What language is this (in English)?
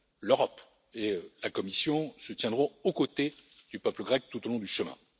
French